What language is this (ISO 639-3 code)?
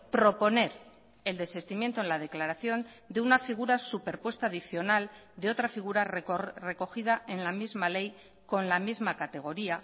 spa